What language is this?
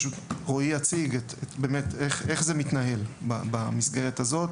Hebrew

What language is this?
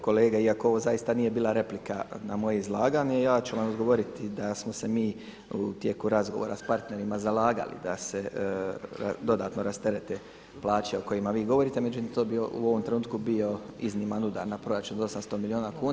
Croatian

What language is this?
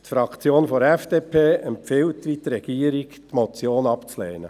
Swiss German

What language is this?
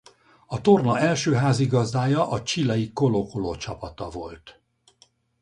Hungarian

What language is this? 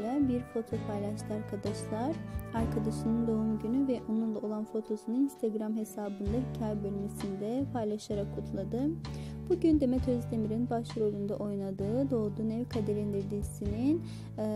Turkish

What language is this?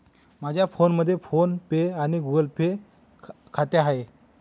Marathi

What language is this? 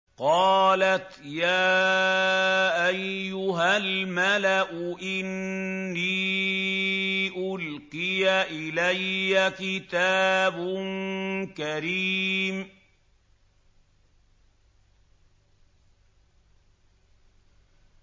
Arabic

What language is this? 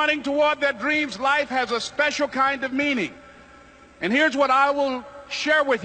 English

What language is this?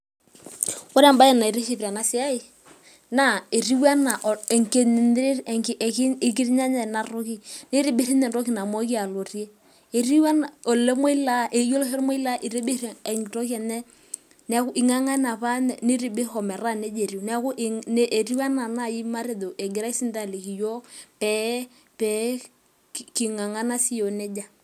Masai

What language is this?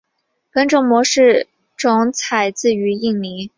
Chinese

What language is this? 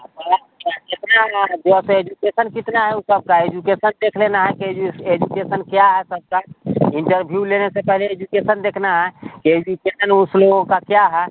Hindi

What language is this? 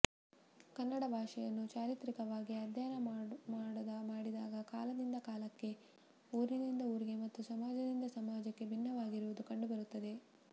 Kannada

